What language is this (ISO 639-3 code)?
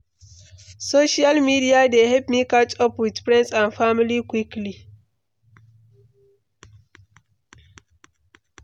pcm